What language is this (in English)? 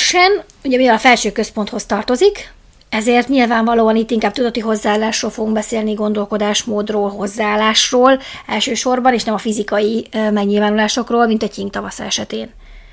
Hungarian